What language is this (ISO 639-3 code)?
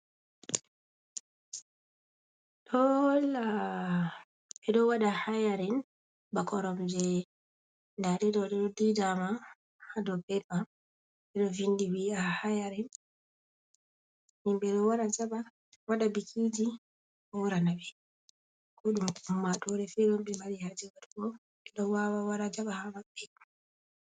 ful